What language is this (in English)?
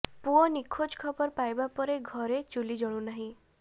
Odia